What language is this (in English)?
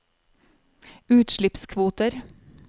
Norwegian